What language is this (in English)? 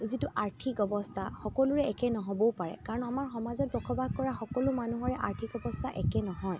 Assamese